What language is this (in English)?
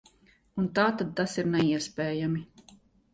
Latvian